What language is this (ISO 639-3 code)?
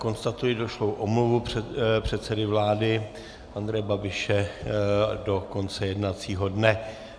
ces